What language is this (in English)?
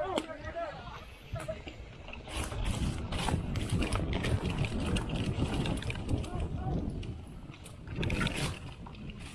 Indonesian